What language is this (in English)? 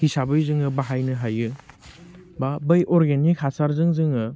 Bodo